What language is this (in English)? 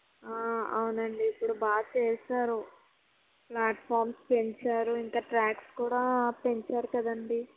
Telugu